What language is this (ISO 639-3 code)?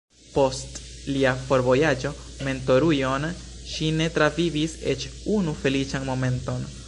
epo